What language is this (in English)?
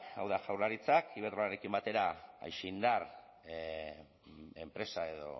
Basque